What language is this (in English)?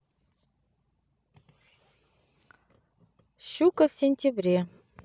Russian